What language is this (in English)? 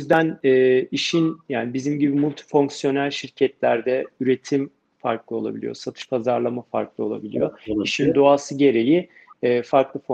Turkish